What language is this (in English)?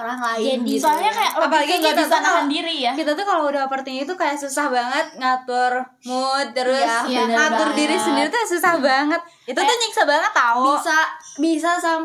Indonesian